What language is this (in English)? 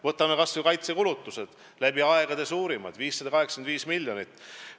Estonian